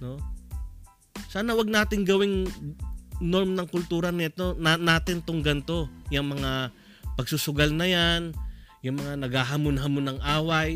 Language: Filipino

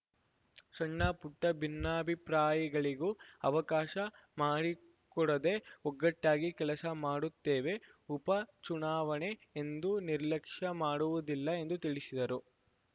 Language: Kannada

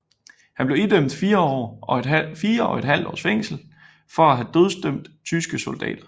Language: Danish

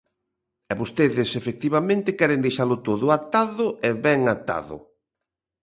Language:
Galician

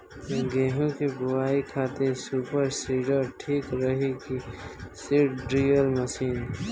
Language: Bhojpuri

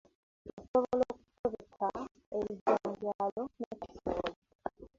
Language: Ganda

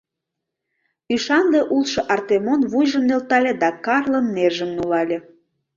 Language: Mari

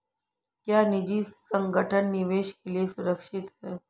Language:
Hindi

